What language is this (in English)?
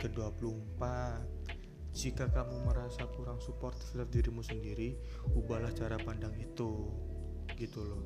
Indonesian